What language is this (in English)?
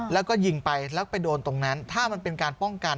Thai